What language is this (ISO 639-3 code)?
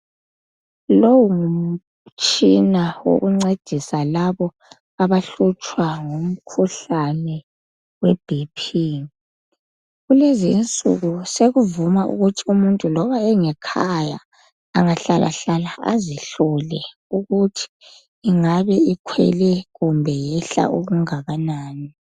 nde